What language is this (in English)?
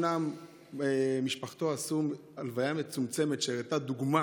Hebrew